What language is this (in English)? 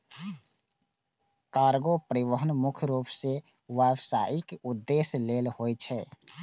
Maithili